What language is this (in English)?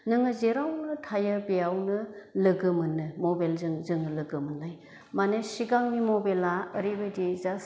Bodo